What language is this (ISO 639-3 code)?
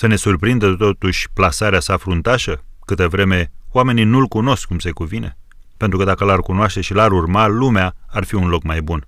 ron